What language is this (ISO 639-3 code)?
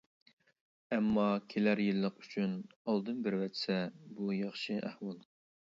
uig